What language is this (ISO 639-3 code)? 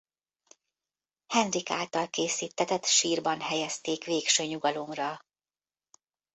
hun